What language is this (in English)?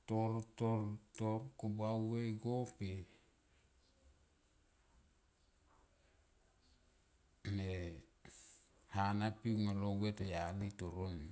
Tomoip